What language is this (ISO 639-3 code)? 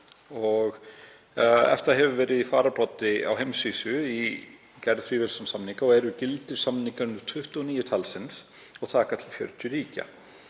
isl